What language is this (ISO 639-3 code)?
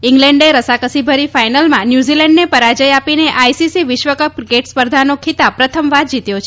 guj